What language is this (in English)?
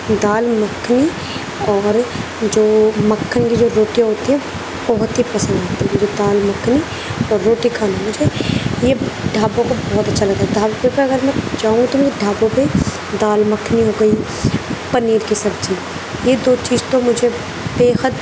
Urdu